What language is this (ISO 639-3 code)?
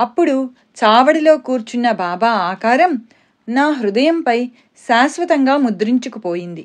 tel